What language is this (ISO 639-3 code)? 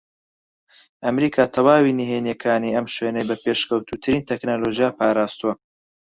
ckb